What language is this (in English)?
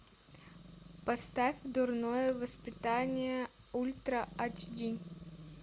Russian